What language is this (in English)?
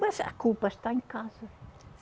Portuguese